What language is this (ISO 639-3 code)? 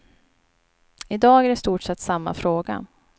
swe